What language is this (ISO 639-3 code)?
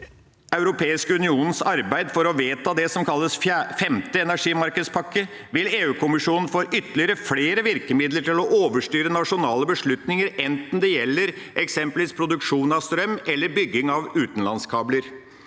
nor